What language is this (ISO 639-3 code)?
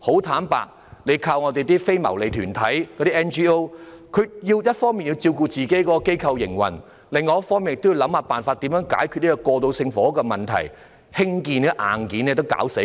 yue